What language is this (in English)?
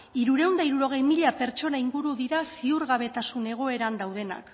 Basque